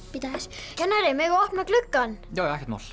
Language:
Icelandic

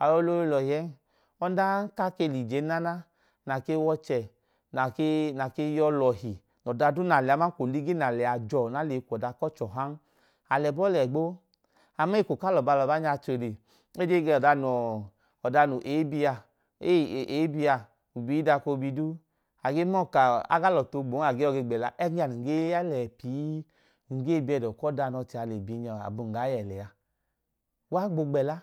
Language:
Idoma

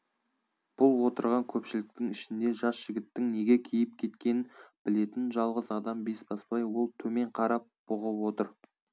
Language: Kazakh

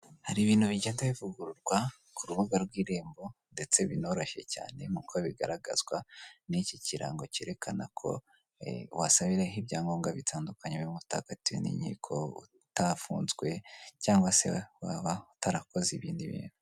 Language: Kinyarwanda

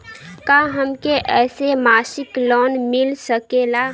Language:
Bhojpuri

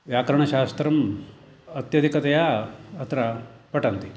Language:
Sanskrit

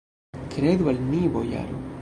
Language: Esperanto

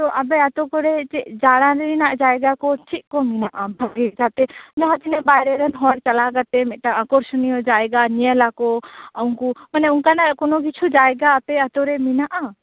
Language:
Santali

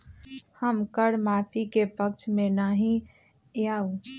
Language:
Magahi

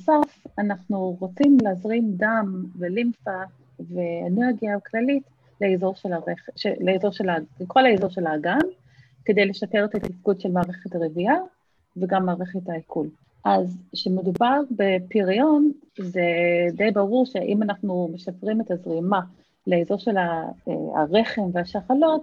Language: Hebrew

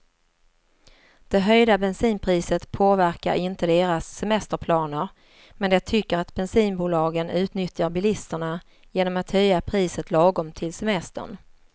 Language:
Swedish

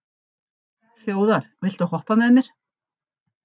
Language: Icelandic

